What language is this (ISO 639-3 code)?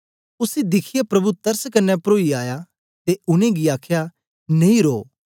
doi